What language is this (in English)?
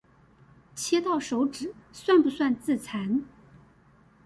Chinese